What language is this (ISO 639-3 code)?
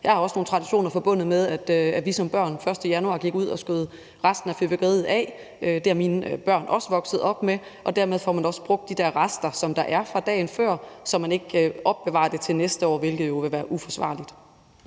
dan